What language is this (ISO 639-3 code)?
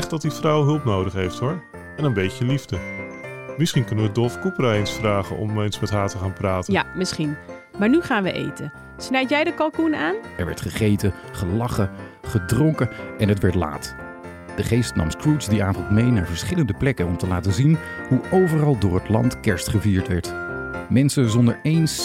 nld